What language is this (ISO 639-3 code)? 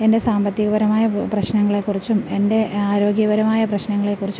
mal